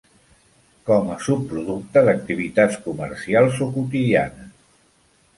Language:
Catalan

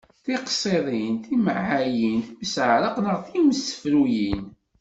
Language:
Kabyle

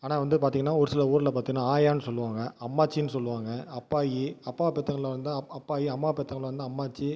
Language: Tamil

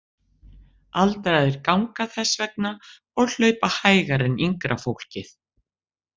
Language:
Icelandic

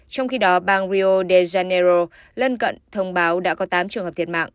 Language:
Vietnamese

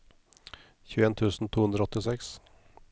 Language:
Norwegian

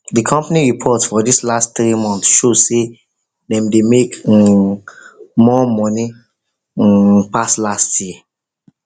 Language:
Nigerian Pidgin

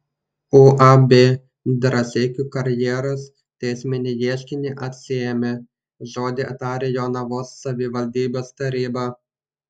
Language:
Lithuanian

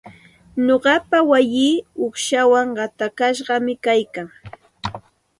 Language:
Santa Ana de Tusi Pasco Quechua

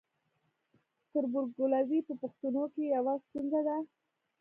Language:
Pashto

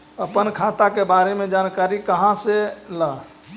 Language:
Magahi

